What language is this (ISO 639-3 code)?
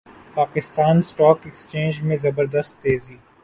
urd